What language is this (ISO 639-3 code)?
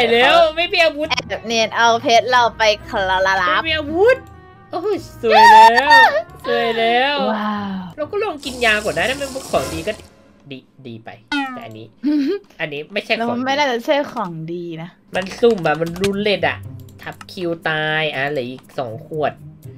tha